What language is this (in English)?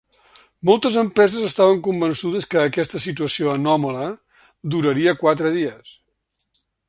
Catalan